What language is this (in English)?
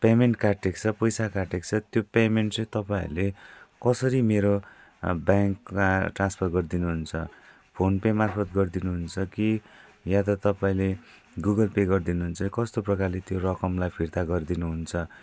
Nepali